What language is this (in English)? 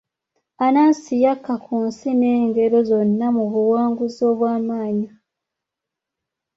Ganda